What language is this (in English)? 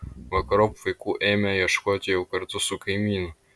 Lithuanian